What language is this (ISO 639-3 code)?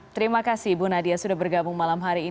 ind